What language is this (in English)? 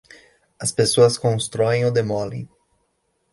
Portuguese